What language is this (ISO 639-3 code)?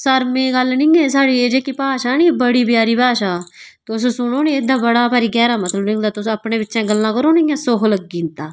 doi